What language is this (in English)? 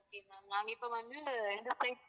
Tamil